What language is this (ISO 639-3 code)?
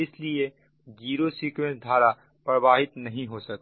hin